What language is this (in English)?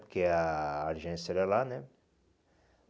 Portuguese